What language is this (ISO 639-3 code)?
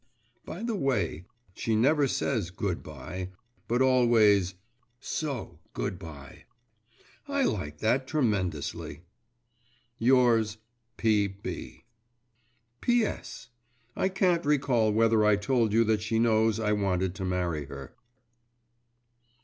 eng